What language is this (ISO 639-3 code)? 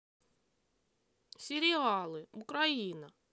rus